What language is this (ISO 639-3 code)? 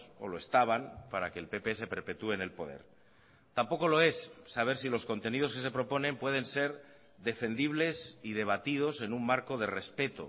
spa